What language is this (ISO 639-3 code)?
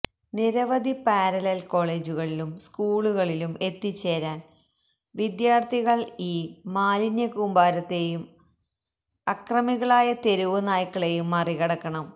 mal